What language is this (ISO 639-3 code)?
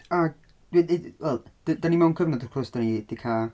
cym